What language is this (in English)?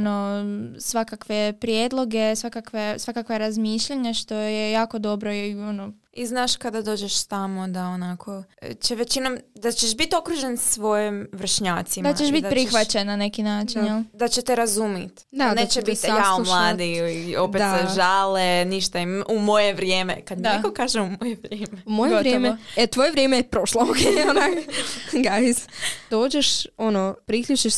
Croatian